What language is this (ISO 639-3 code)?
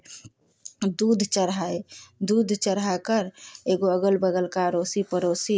hin